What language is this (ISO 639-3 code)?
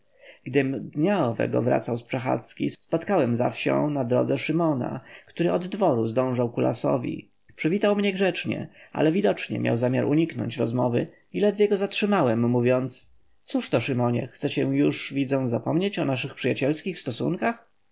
pol